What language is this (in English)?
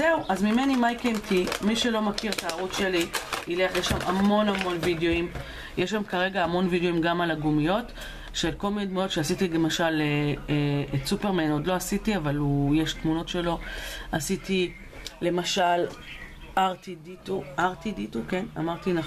Hebrew